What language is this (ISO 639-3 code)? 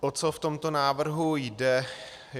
ces